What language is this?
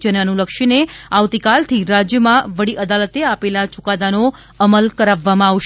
Gujarati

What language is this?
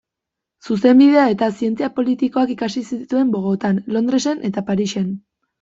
Basque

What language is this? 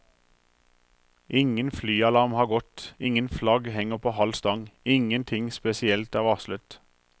Norwegian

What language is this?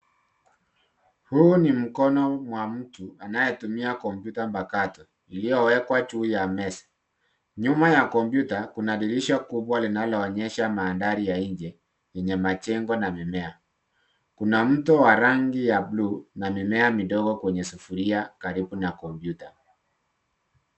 Swahili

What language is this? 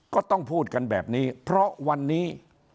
Thai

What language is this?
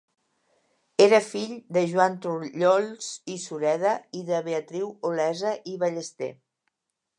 Catalan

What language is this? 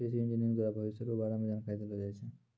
Maithili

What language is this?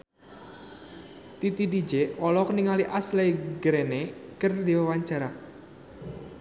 Sundanese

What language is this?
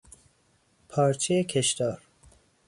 Persian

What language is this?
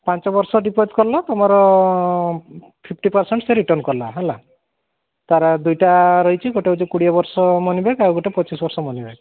Odia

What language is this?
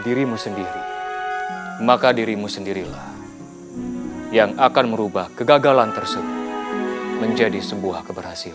Indonesian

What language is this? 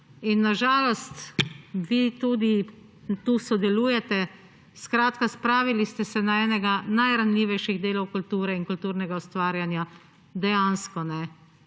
Slovenian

